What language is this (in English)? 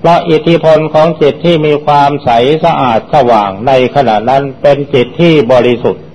Thai